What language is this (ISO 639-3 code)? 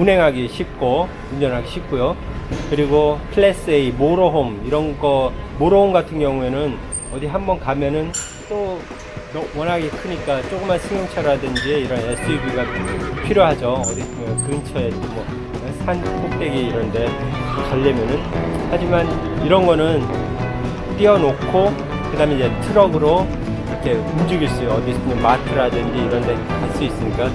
kor